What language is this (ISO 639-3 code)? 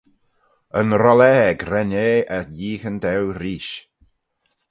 glv